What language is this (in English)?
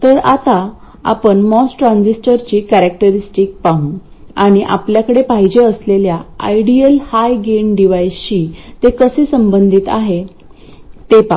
Marathi